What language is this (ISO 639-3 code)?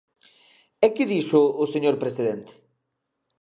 glg